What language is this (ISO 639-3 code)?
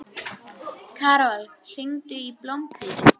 isl